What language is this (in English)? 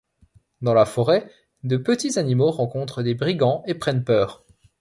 French